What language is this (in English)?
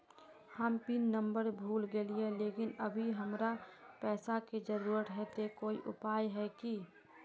Magahi